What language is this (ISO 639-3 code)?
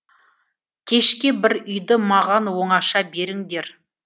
kaz